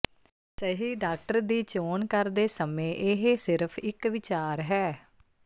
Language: Punjabi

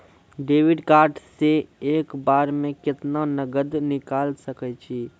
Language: Maithili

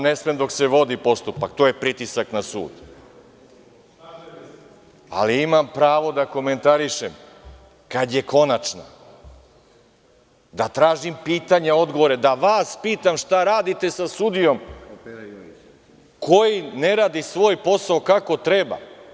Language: Serbian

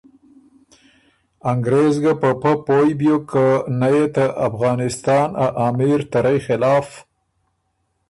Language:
Ormuri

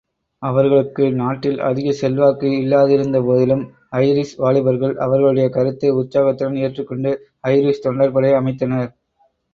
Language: Tamil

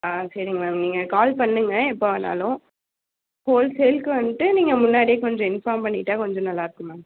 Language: Tamil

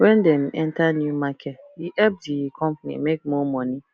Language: Nigerian Pidgin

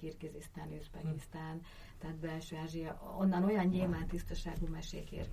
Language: Hungarian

